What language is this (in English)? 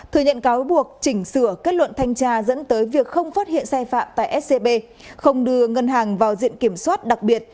Vietnamese